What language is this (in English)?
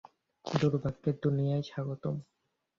Bangla